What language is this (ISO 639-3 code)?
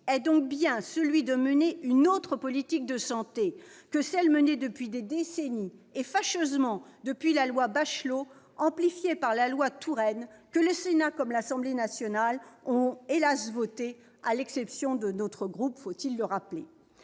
fra